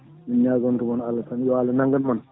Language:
Fula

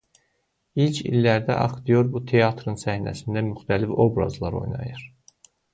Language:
Azerbaijani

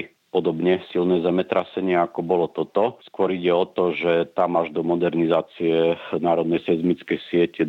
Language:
Slovak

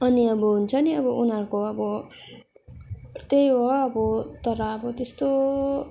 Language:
Nepali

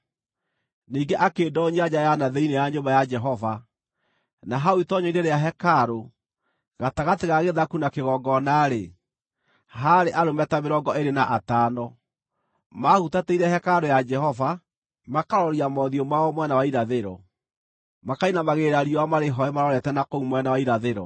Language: Kikuyu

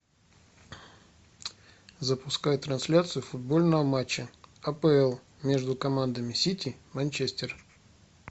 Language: Russian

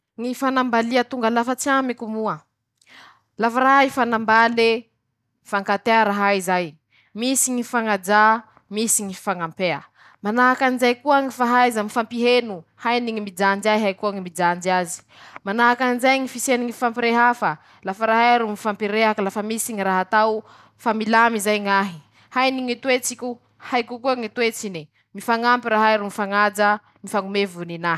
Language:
Masikoro Malagasy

